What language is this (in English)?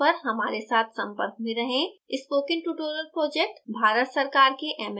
Hindi